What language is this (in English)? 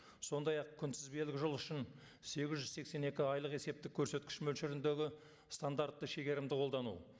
Kazakh